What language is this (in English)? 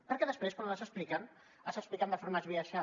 Catalan